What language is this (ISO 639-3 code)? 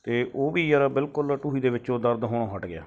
pan